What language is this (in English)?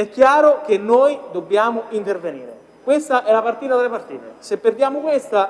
Italian